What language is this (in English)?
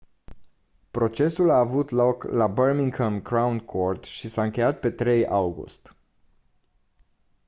Romanian